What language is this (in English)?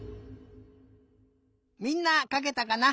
Japanese